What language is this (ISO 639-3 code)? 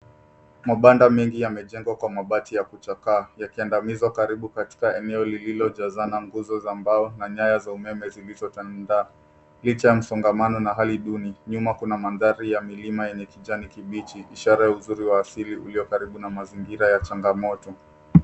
swa